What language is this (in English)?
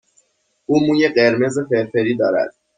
Persian